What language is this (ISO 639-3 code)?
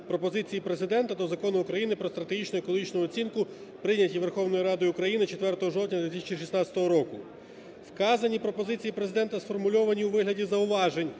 ukr